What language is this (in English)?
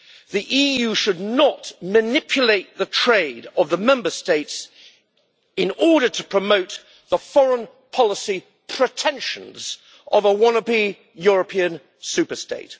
English